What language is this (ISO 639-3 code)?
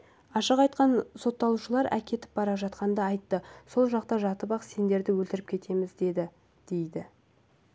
kaz